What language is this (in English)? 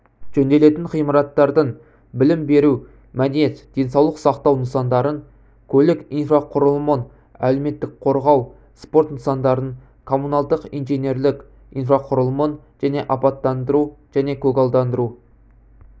Kazakh